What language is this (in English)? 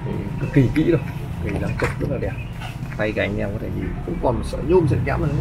Vietnamese